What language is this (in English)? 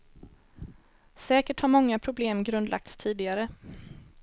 Swedish